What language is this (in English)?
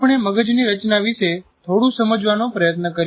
Gujarati